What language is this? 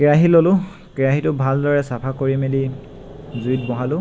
Assamese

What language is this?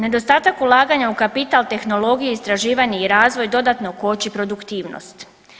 Croatian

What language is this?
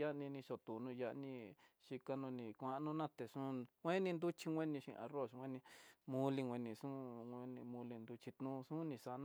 Tidaá Mixtec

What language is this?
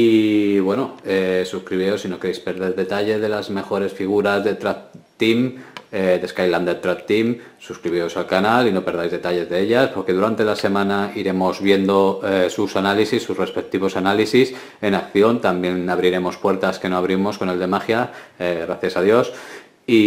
Spanish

